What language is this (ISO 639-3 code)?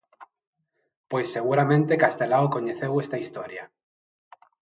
glg